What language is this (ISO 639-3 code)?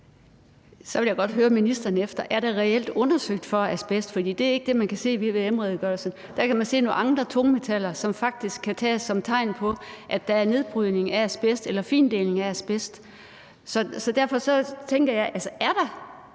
dan